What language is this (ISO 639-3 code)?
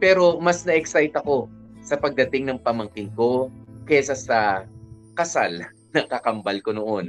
fil